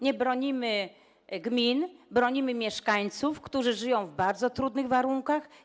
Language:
Polish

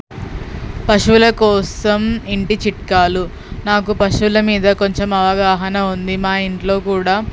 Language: Telugu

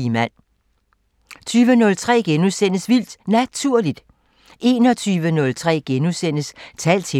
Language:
Danish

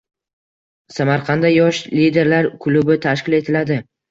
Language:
Uzbek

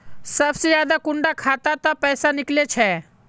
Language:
Magahi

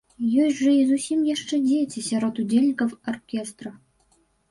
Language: Belarusian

